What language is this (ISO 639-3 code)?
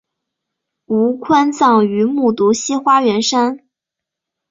zho